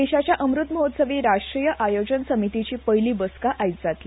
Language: Konkani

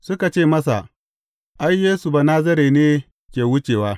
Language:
Hausa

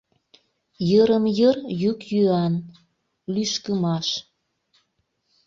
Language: Mari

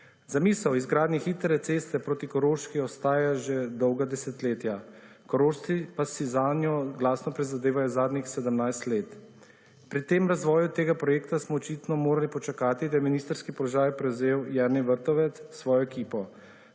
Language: Slovenian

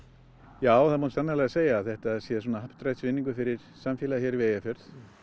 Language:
Icelandic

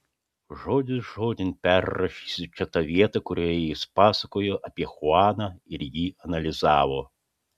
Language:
Lithuanian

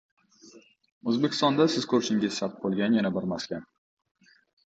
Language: Uzbek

